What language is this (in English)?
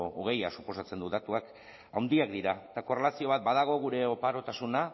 Basque